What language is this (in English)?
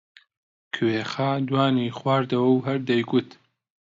Central Kurdish